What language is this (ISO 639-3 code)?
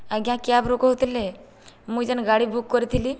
ori